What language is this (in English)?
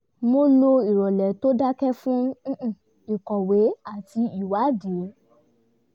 Yoruba